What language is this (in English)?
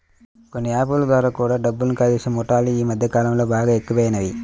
Telugu